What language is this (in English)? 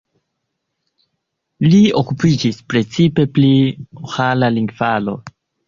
Esperanto